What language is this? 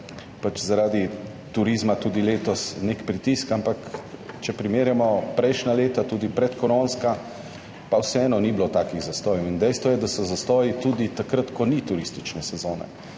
Slovenian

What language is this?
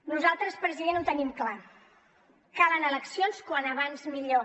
Catalan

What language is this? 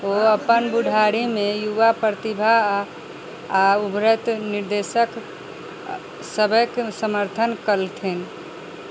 Maithili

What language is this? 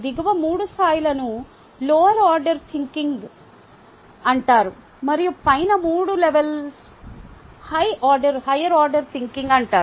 Telugu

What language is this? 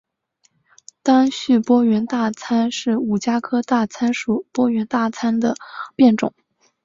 Chinese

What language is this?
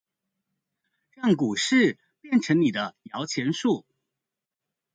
Chinese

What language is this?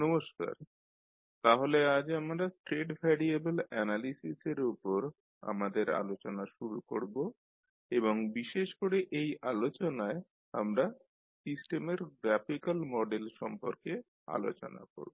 Bangla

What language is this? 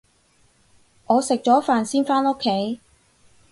Cantonese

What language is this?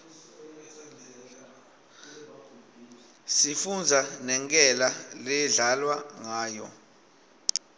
Swati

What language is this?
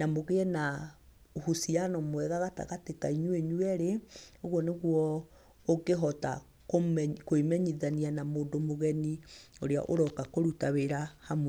Kikuyu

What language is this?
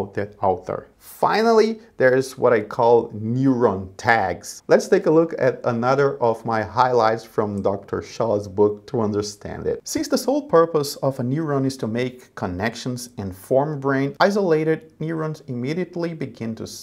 English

